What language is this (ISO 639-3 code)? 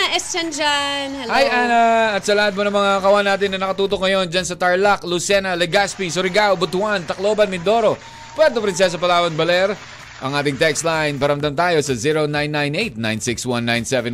fil